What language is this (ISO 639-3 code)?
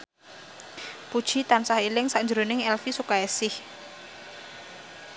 jav